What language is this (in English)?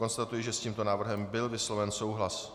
Czech